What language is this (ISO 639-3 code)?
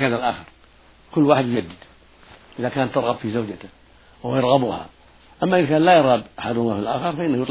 ara